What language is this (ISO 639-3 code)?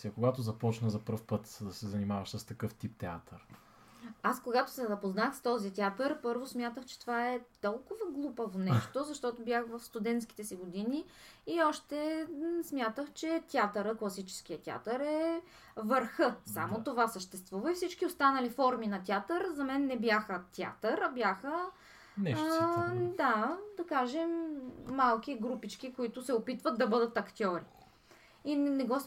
bul